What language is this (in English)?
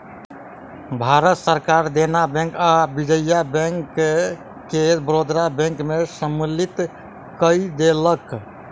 Maithili